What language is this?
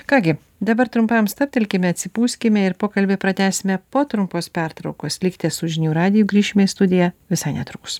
Lithuanian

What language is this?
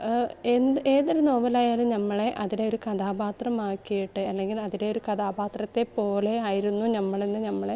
Malayalam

